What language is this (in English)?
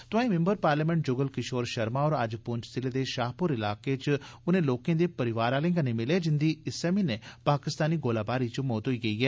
Dogri